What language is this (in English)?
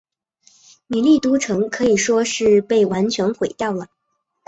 Chinese